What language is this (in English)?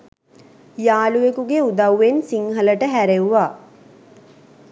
Sinhala